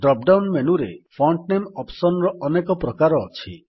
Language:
Odia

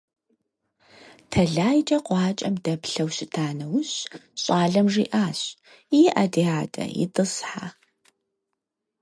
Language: Kabardian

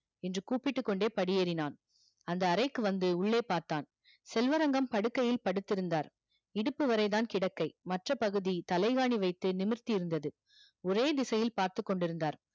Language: Tamil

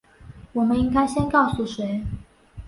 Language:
Chinese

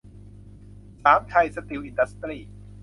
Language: Thai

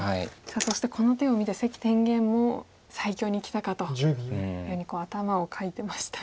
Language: Japanese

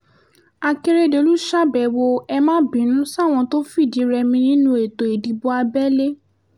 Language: Yoruba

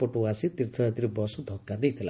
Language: Odia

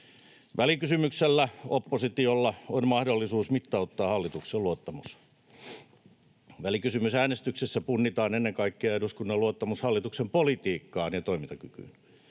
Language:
Finnish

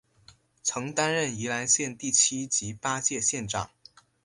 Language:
Chinese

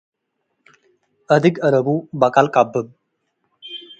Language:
Tigre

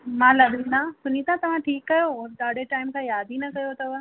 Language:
Sindhi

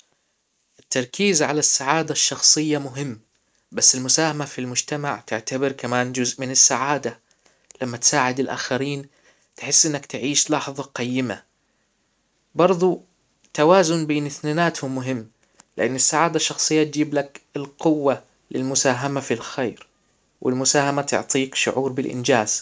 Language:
Hijazi Arabic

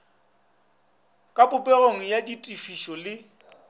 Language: Northern Sotho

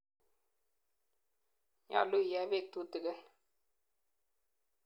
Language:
Kalenjin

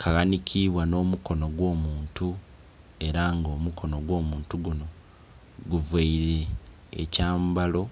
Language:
Soga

